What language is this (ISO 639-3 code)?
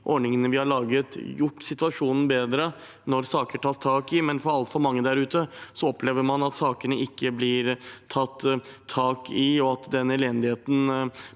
nor